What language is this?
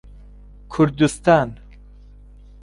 Central Kurdish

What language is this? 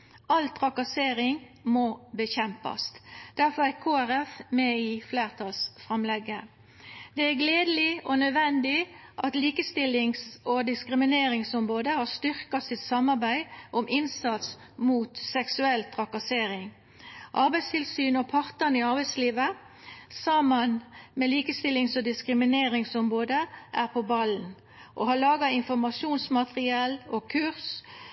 Norwegian Nynorsk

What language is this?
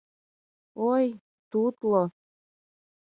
Mari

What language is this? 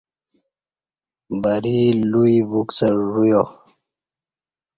Kati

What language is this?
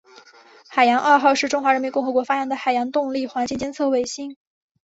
Chinese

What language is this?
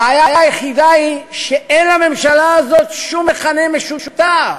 Hebrew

